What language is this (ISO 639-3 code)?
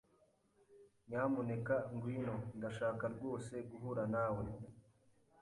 kin